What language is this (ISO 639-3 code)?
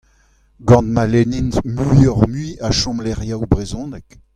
bre